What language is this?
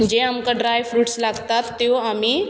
Konkani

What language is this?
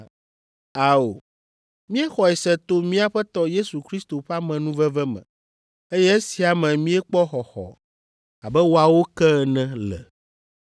Ewe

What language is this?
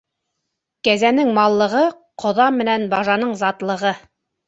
Bashkir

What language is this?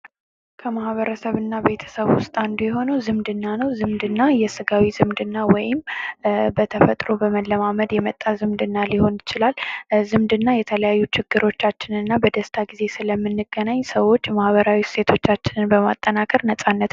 Amharic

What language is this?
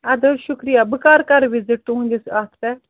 Kashmiri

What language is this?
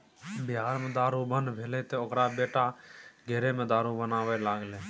Maithili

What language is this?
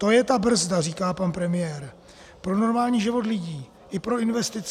Czech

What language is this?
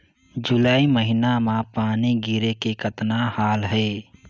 Chhattisgarhi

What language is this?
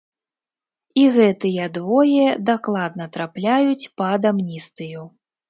Belarusian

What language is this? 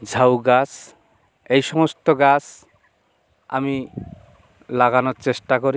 Bangla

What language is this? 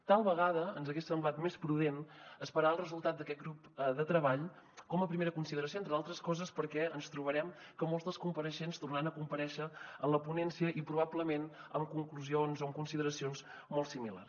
Catalan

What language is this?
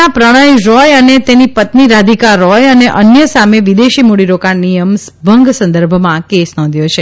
Gujarati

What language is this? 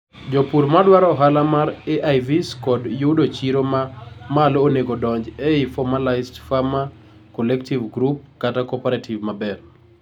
Luo (Kenya and Tanzania)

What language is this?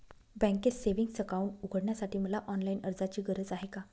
Marathi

